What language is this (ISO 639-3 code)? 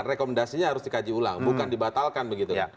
ind